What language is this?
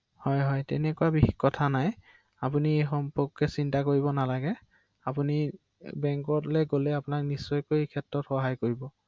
Assamese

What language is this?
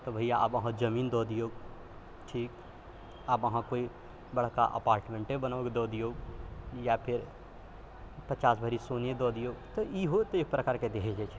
Maithili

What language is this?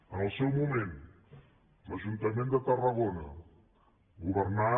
Catalan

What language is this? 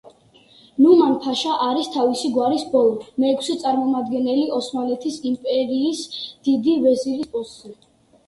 Georgian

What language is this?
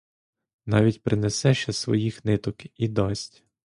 Ukrainian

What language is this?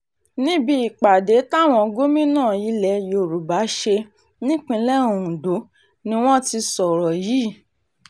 Yoruba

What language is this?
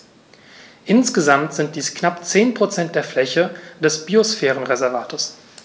German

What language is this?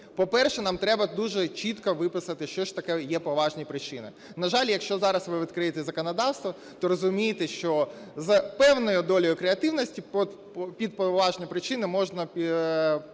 Ukrainian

